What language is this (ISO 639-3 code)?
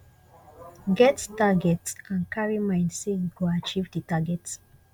pcm